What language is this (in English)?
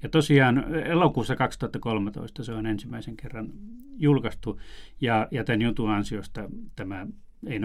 Finnish